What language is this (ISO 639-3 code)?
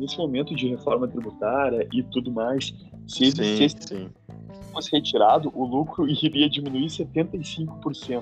por